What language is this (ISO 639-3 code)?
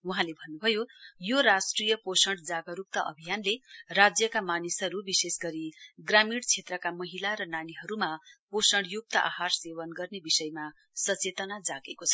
nep